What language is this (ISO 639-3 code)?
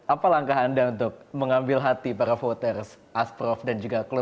ind